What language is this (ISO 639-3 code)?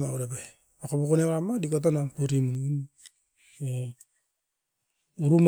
eiv